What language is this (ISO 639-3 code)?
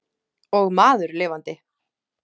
isl